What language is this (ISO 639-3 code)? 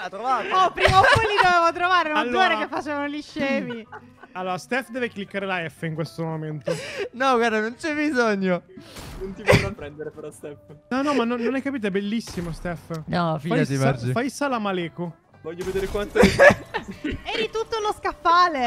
ita